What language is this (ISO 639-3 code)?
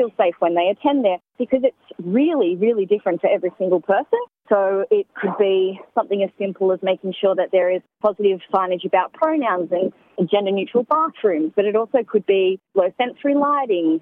slk